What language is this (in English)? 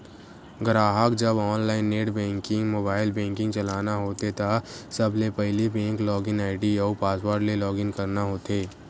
Chhattisgarhi